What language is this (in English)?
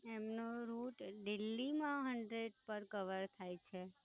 Gujarati